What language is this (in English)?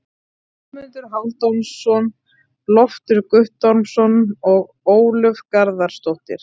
Icelandic